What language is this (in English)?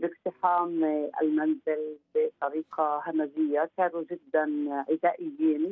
Arabic